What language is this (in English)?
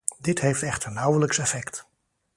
Dutch